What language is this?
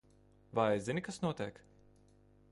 Latvian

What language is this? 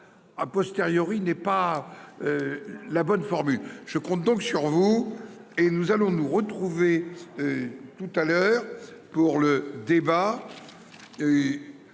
French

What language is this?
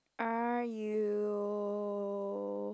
English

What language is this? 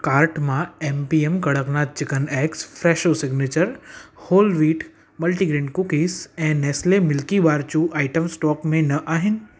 Sindhi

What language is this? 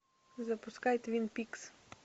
Russian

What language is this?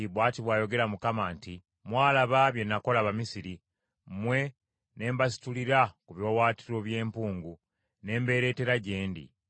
Ganda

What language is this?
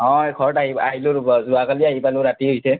Assamese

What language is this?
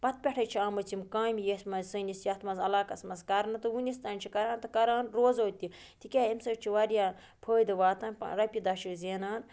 Kashmiri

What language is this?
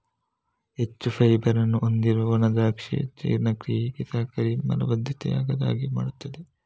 Kannada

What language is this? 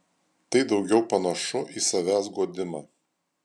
Lithuanian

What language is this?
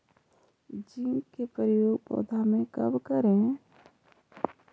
Magahi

